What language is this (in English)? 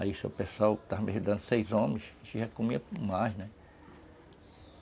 Portuguese